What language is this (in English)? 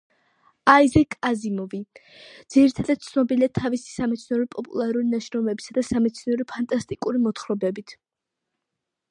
Georgian